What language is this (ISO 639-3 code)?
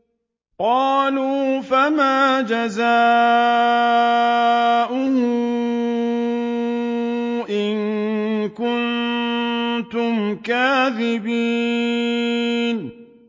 ara